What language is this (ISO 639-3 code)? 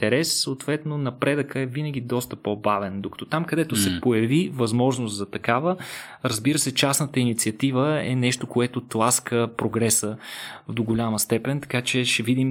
bul